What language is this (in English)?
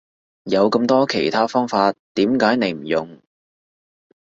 Cantonese